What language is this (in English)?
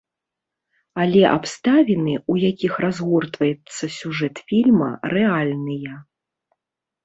Belarusian